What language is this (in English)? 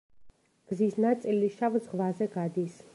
Georgian